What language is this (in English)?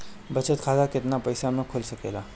Bhojpuri